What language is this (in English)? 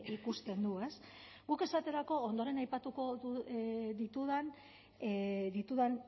Basque